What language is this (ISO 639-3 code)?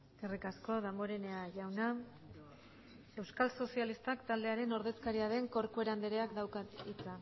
eus